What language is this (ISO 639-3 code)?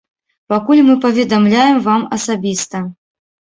bel